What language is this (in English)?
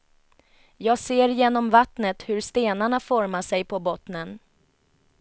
Swedish